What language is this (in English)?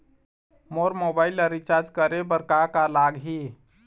Chhattisgarhi